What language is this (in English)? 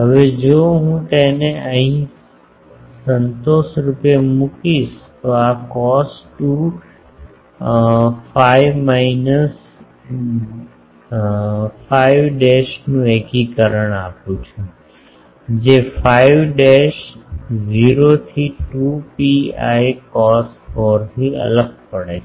Gujarati